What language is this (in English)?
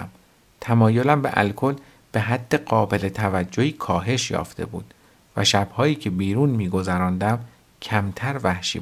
Persian